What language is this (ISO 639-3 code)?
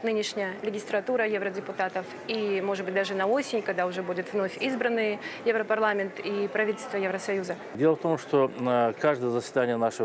rus